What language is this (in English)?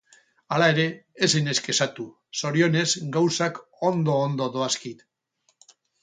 Basque